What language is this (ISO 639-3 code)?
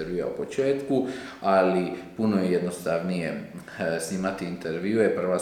hrv